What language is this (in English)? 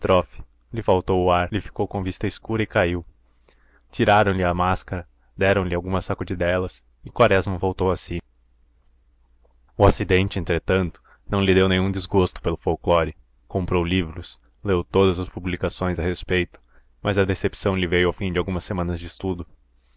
Portuguese